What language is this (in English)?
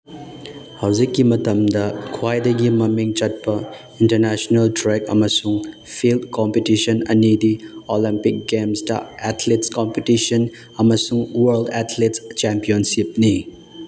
Manipuri